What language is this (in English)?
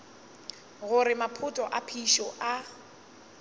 Northern Sotho